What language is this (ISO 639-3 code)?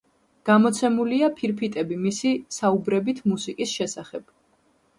kat